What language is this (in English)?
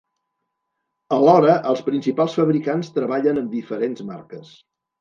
Catalan